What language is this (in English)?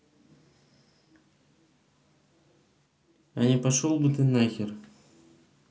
Russian